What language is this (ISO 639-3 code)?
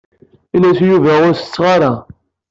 kab